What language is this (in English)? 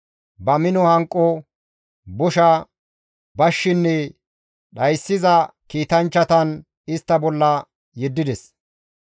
Gamo